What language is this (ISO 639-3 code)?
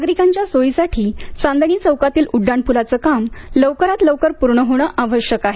mar